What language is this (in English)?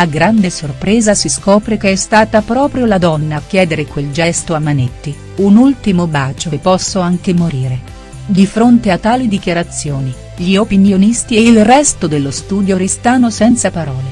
Italian